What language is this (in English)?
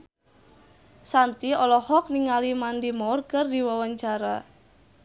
Sundanese